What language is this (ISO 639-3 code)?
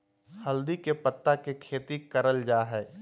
mag